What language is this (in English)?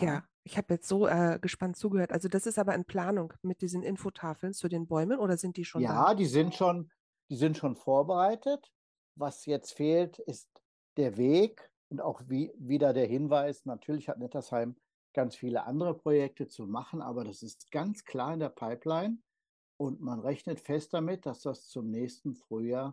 German